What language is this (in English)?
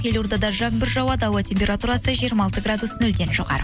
Kazakh